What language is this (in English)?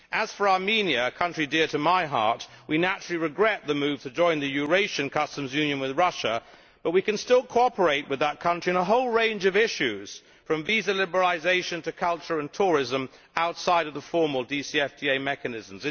English